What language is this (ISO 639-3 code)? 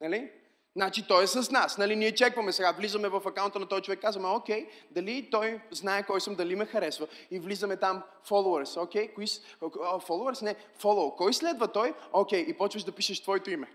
bul